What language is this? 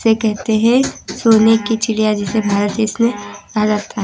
Hindi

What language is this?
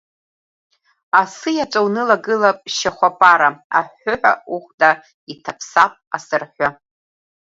Abkhazian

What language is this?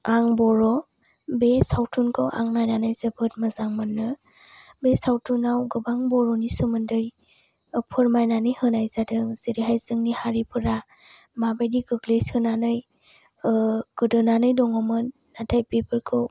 Bodo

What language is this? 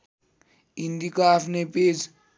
Nepali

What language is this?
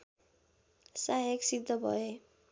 Nepali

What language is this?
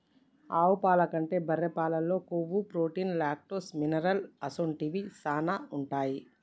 Telugu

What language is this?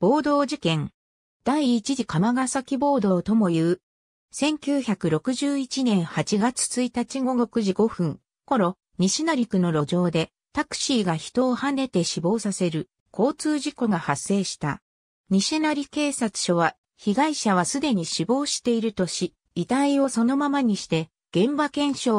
Japanese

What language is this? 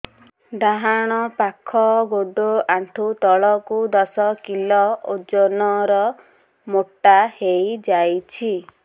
Odia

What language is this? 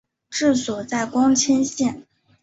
Chinese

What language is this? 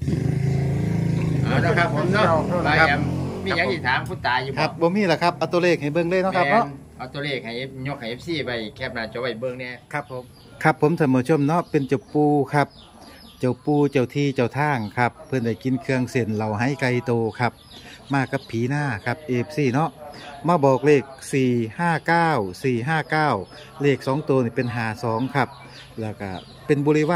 Thai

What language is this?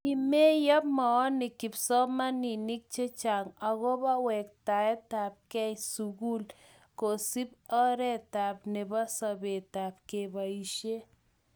Kalenjin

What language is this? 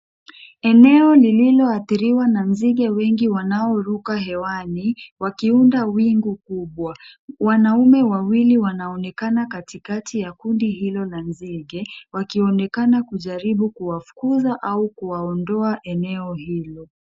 Swahili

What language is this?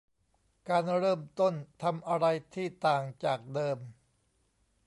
Thai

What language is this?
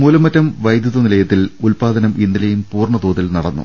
Malayalam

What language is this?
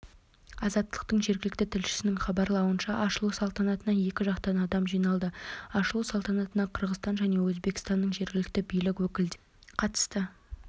Kazakh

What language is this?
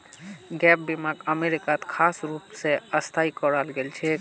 Magahi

